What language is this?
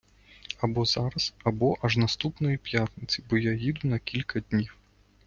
Ukrainian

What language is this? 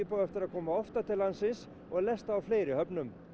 Icelandic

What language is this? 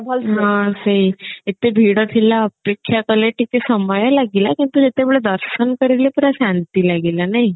Odia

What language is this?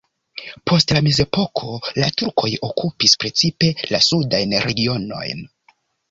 Esperanto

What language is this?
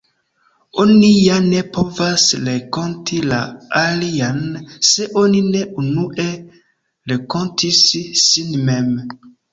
Esperanto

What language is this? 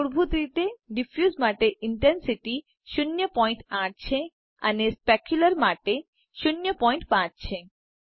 Gujarati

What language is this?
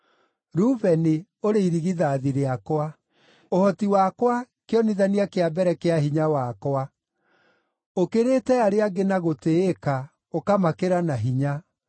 Kikuyu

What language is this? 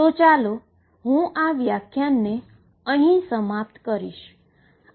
Gujarati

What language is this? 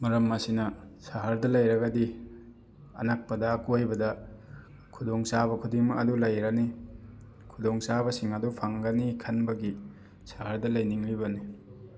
Manipuri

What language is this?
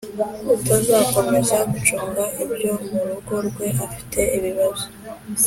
Kinyarwanda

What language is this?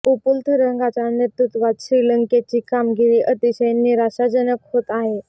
Marathi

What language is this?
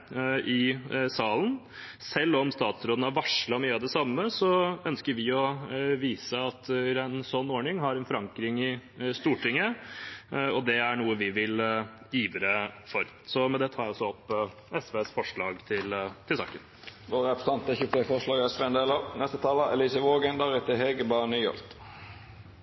Norwegian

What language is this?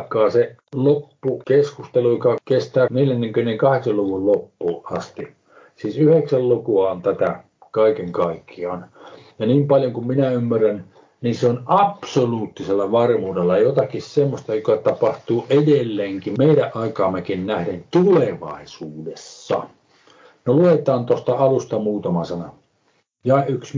Finnish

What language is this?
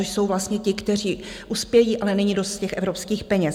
Czech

